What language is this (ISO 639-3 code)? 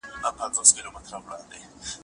pus